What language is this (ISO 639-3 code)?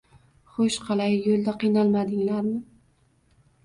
uzb